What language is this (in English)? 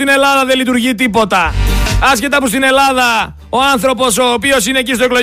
Greek